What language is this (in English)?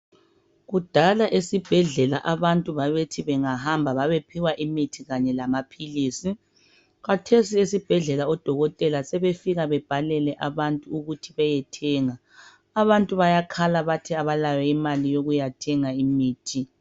North Ndebele